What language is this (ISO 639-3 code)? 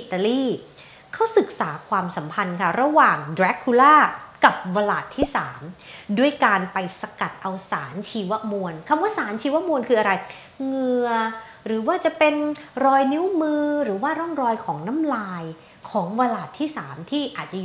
tha